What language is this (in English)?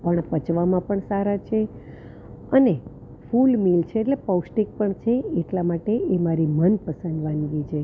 Gujarati